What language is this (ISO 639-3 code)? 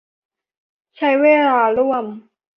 tha